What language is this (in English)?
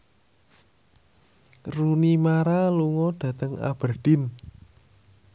Javanese